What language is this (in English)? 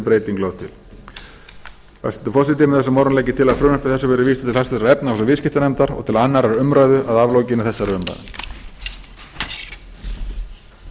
Icelandic